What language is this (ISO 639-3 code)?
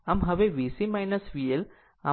guj